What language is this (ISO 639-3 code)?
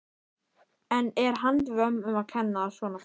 isl